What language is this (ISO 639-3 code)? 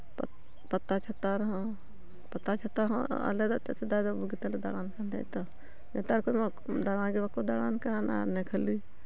sat